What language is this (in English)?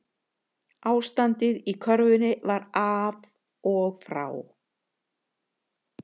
Icelandic